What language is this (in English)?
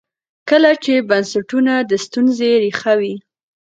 Pashto